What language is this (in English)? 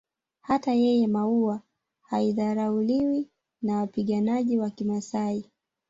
Swahili